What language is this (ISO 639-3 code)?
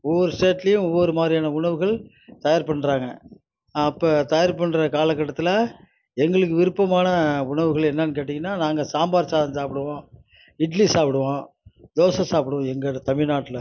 tam